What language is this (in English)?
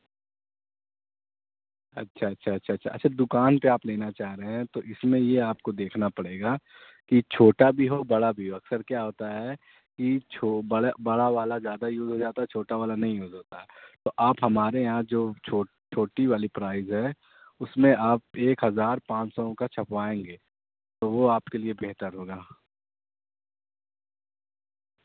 Urdu